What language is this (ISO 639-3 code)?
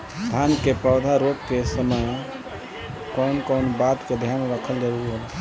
bho